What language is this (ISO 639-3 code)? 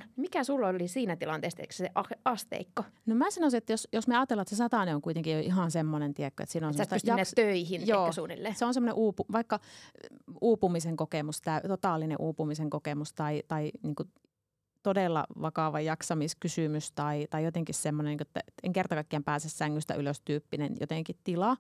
fin